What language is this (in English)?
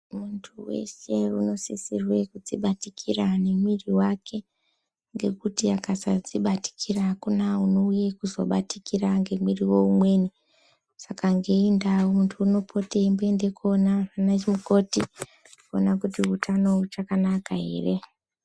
Ndau